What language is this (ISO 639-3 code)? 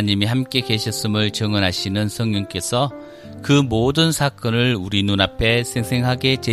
kor